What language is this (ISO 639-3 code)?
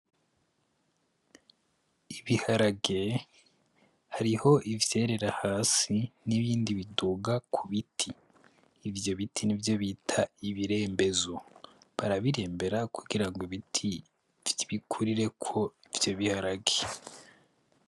run